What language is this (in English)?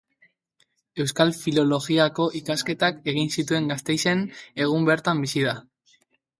Basque